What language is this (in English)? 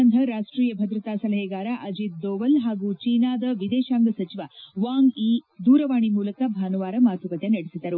Kannada